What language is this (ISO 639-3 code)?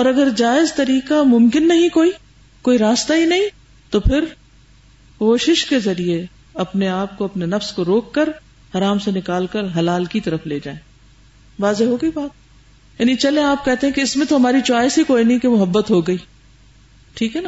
urd